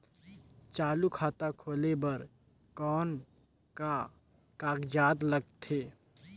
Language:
Chhattisgarhi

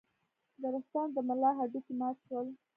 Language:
Pashto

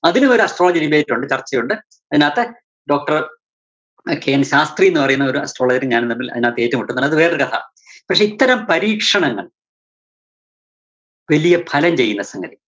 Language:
Malayalam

